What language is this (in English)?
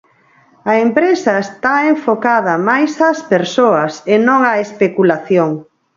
Galician